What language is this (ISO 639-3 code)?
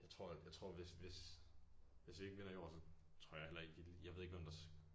dan